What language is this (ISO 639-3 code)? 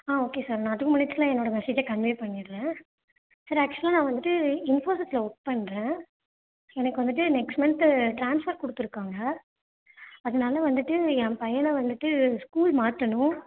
tam